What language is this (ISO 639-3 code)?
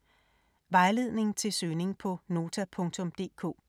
dan